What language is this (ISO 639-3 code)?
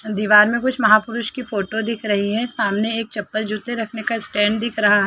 hin